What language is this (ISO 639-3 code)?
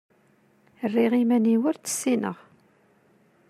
kab